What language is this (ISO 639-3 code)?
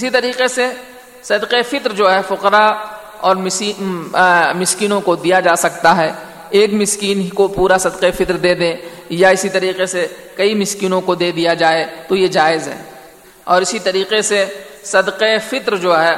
urd